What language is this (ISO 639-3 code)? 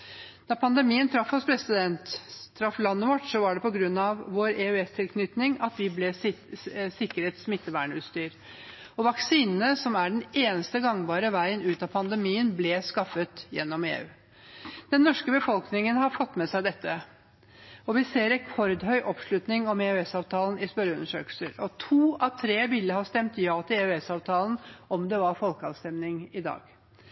nob